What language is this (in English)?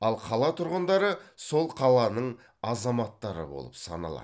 Kazakh